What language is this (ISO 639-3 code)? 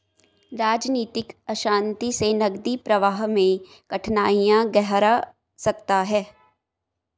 hin